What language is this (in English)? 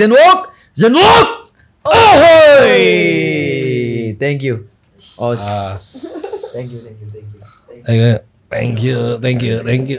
Indonesian